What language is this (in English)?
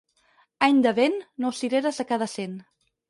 Catalan